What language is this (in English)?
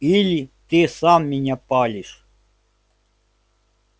Russian